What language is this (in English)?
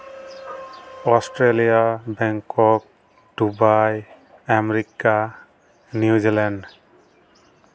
Santali